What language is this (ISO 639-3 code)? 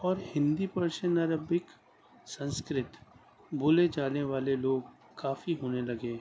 urd